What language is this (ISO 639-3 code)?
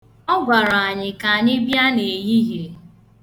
ibo